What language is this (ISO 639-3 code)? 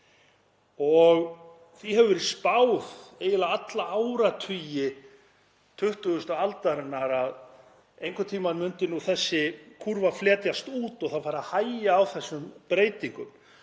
isl